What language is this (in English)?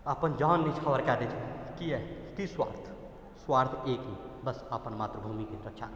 Maithili